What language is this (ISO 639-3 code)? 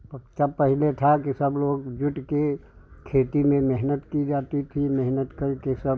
hin